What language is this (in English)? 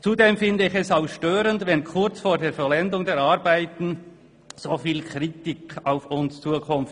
Swiss German